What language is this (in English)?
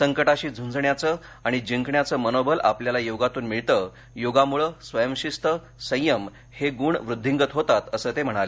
Marathi